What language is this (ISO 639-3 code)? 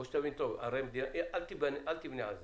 heb